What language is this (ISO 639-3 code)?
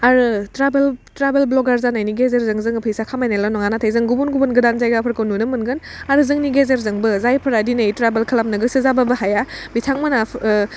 brx